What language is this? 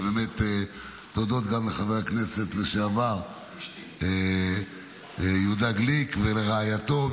Hebrew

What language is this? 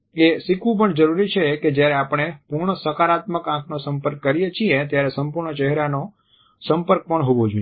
Gujarati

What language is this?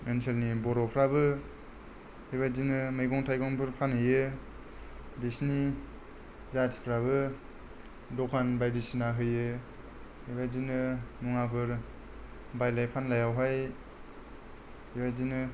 Bodo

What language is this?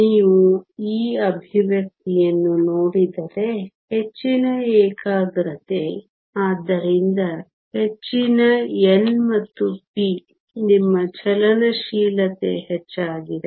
Kannada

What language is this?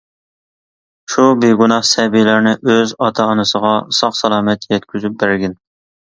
Uyghur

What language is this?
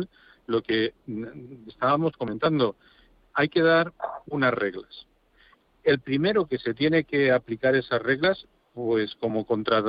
Spanish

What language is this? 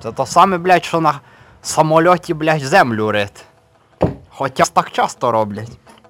Ukrainian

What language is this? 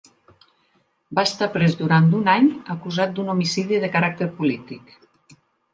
Catalan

